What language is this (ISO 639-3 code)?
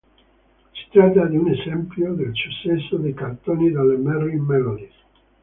ita